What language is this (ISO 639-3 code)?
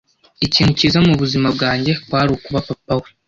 kin